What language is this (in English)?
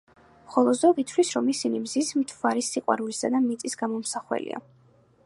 Georgian